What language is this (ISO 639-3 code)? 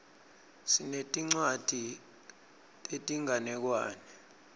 ssw